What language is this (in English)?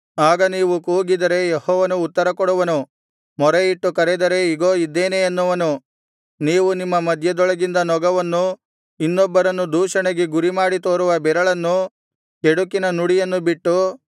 Kannada